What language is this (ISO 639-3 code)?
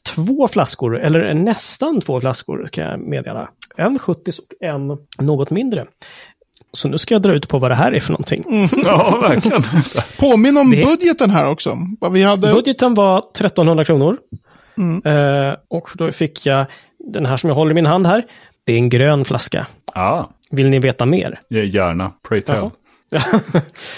swe